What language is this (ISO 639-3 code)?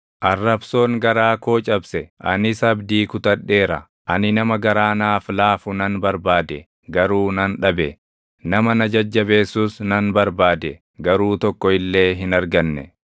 orm